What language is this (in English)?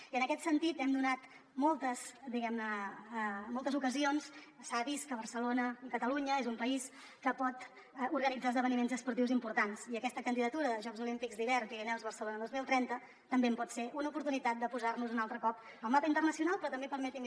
Catalan